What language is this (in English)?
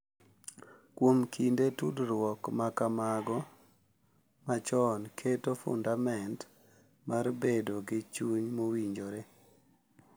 Luo (Kenya and Tanzania)